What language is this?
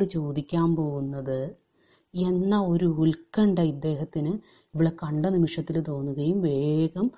Malayalam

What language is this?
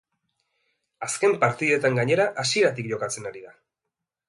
Basque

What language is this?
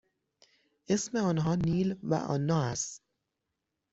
Persian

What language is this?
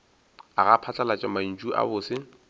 Northern Sotho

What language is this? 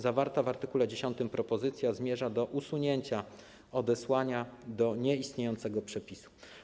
Polish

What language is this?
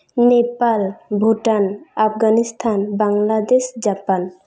Santali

